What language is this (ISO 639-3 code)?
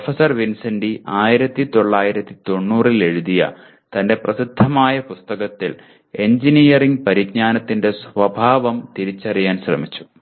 mal